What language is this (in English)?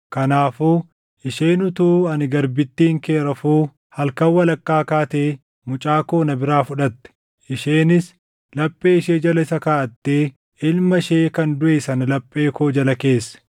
Oromo